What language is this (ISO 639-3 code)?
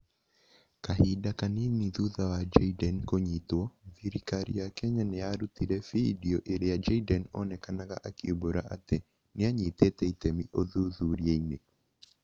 kik